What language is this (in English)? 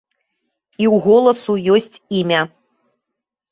Belarusian